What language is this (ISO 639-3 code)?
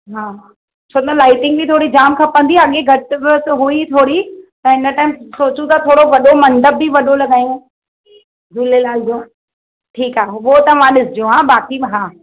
snd